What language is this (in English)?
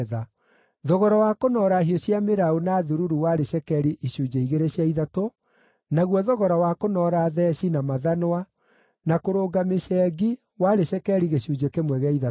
Kikuyu